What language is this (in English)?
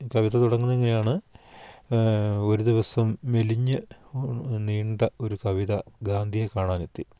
Malayalam